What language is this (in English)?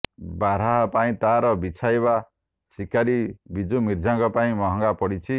Odia